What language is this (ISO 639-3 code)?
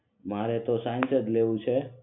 guj